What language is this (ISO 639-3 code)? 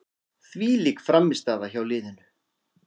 isl